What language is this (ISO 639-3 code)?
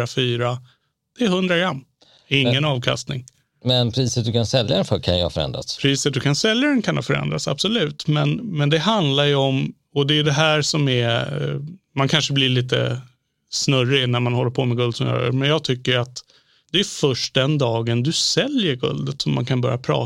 swe